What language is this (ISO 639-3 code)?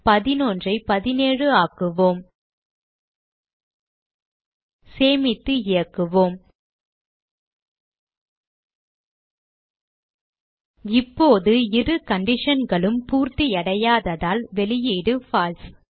tam